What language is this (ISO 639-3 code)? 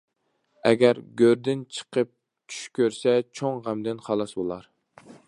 uig